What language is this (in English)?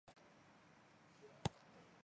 Chinese